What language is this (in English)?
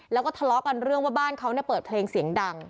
Thai